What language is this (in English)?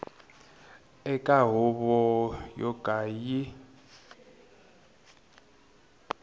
Tsonga